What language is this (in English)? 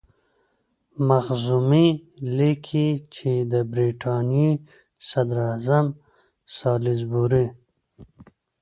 Pashto